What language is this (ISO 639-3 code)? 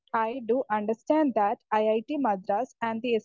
mal